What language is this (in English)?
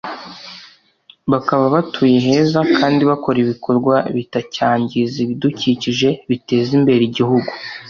Kinyarwanda